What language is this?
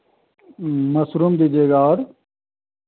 Hindi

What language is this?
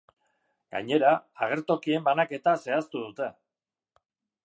Basque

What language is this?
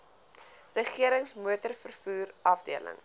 Afrikaans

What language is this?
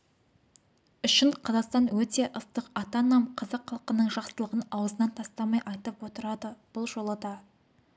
Kazakh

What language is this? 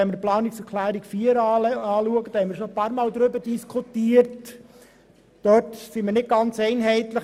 Swiss German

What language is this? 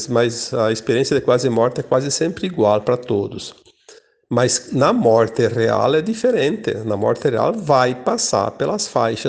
Portuguese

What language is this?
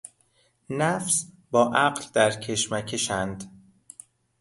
Persian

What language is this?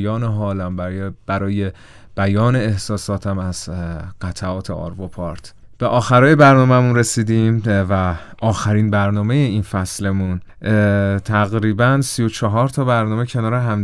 Persian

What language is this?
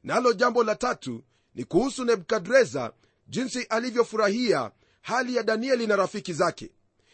Swahili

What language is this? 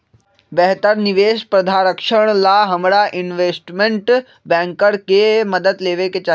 Magahi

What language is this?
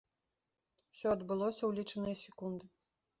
Belarusian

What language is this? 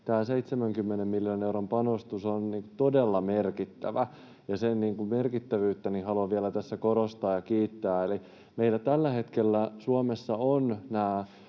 Finnish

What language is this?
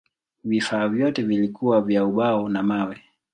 Swahili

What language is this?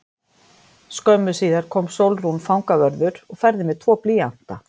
Icelandic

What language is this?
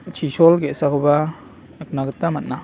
Garo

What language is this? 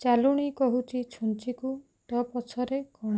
Odia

